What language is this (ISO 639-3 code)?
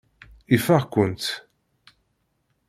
kab